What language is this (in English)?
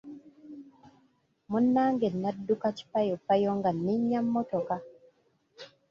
Ganda